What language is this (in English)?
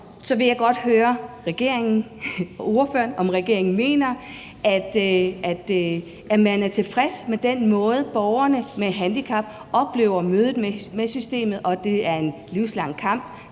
Danish